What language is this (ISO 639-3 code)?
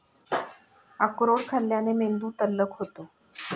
mar